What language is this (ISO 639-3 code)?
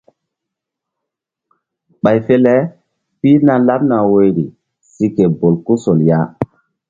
mdd